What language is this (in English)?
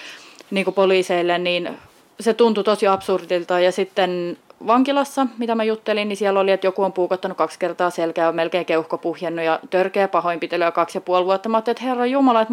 Finnish